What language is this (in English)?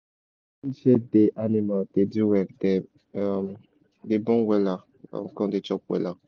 Nigerian Pidgin